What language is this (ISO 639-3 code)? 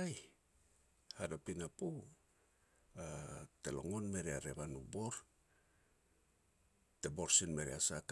pex